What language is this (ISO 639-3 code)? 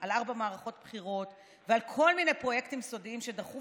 heb